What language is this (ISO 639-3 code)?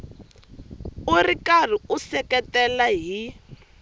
tso